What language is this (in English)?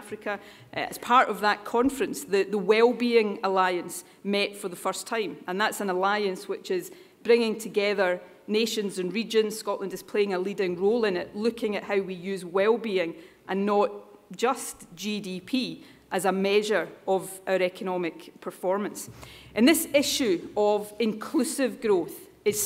English